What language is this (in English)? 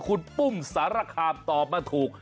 Thai